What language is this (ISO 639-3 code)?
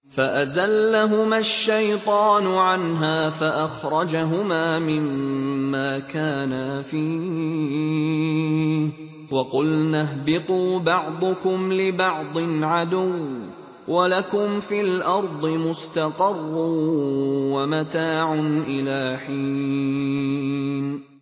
ara